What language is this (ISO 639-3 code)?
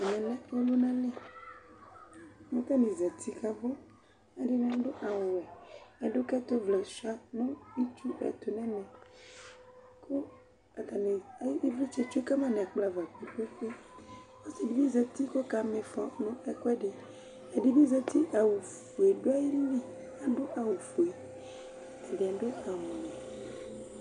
kpo